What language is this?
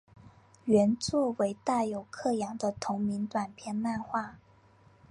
Chinese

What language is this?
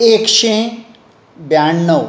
Konkani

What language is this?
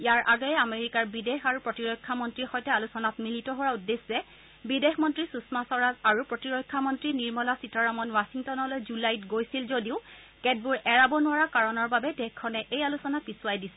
Assamese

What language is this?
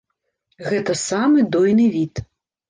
Belarusian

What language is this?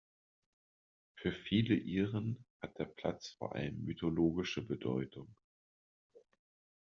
German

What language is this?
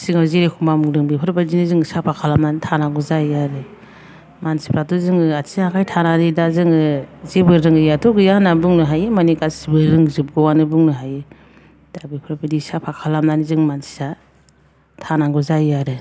Bodo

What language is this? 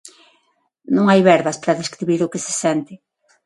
Galician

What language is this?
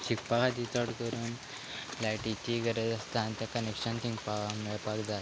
Konkani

